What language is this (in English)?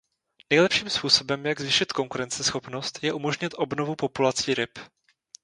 Czech